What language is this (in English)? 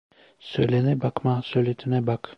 Turkish